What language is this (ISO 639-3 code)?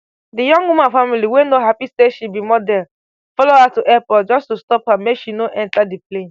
pcm